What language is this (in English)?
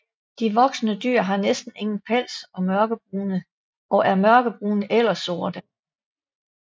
Danish